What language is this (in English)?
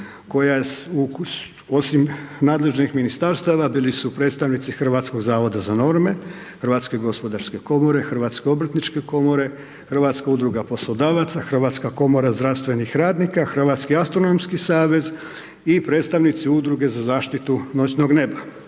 Croatian